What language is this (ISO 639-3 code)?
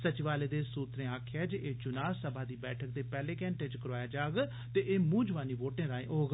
doi